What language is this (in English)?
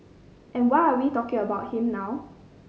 English